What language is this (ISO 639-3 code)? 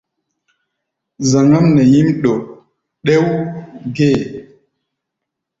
gba